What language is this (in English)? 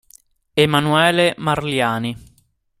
Italian